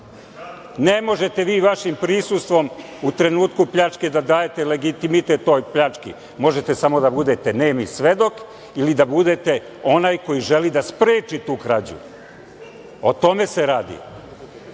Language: Serbian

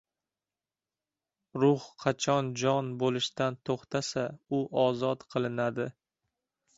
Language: Uzbek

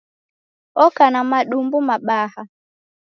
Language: Taita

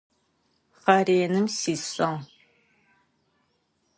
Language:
Adyghe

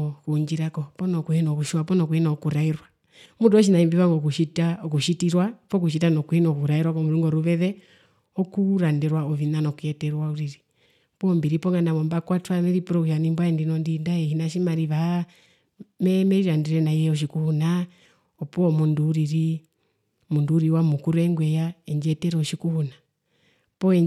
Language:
Herero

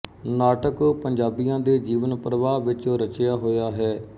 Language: Punjabi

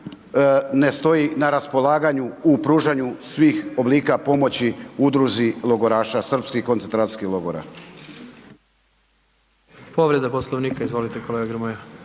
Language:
Croatian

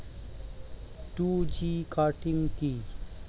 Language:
Bangla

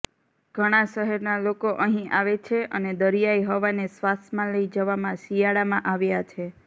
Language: Gujarati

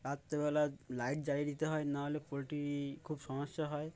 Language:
Bangla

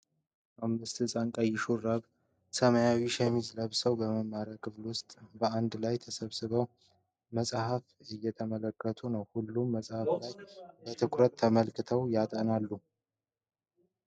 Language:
Amharic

